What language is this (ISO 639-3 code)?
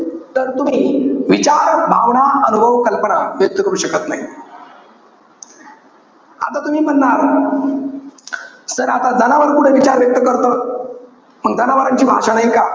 mar